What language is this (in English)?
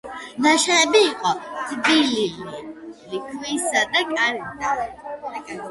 Georgian